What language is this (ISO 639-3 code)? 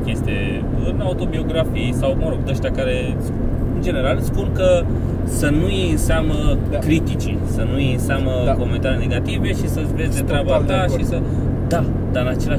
ron